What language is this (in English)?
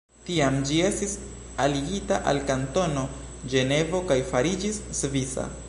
Esperanto